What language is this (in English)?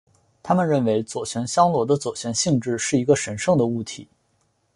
Chinese